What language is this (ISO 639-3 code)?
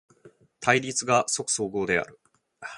jpn